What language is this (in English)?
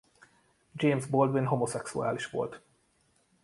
Hungarian